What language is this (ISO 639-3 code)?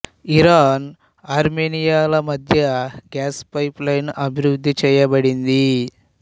tel